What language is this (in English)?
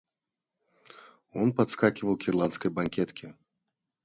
Russian